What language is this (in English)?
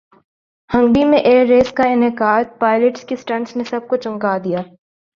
Urdu